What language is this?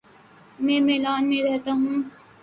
Urdu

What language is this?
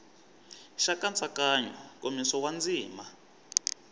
Tsonga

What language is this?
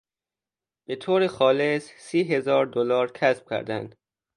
Persian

